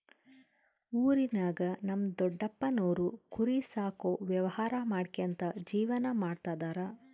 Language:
Kannada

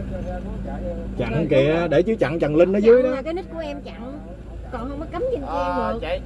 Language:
Vietnamese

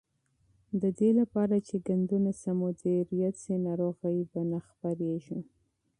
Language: Pashto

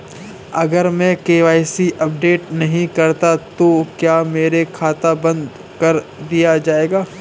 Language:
Hindi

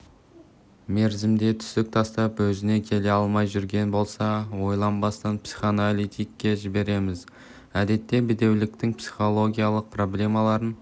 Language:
Kazakh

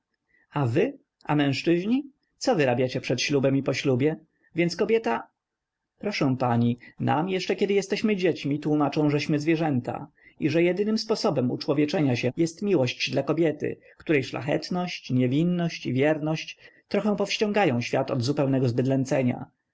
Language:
Polish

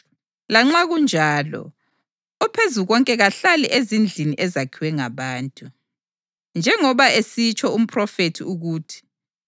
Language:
North Ndebele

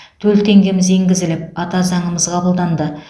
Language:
Kazakh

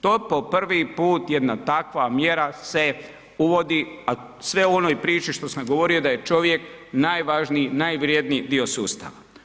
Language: Croatian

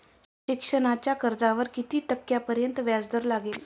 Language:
Marathi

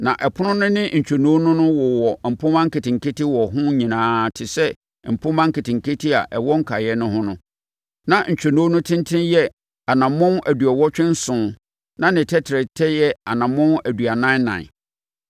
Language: Akan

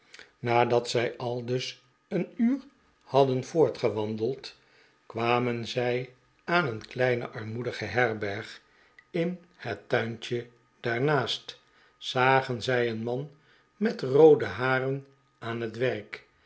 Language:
Dutch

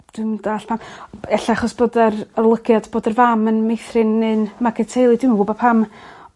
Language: Welsh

